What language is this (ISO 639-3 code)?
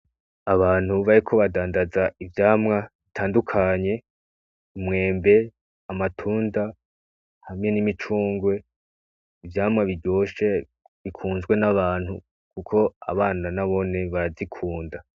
run